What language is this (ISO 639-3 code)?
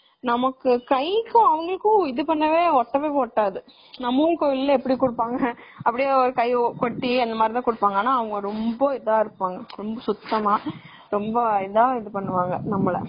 tam